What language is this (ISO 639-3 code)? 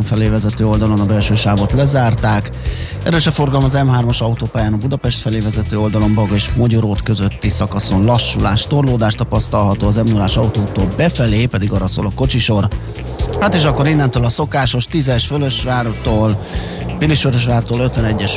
hun